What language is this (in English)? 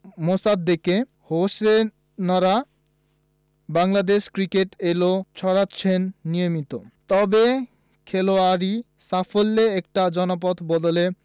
Bangla